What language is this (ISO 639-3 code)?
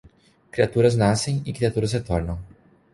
por